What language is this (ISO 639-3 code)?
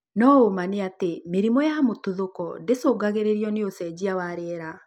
kik